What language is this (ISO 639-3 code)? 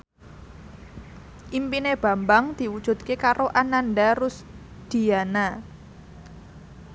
jav